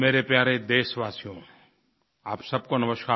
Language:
Hindi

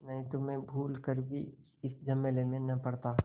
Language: Hindi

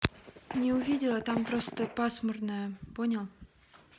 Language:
Russian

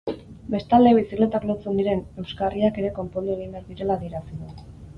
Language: Basque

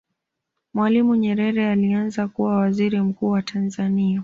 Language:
Swahili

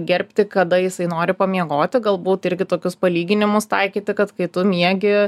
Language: Lithuanian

